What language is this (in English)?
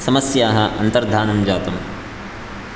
Sanskrit